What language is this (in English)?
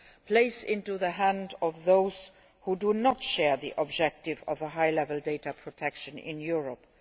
English